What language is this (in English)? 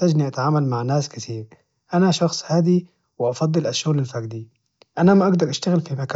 Najdi Arabic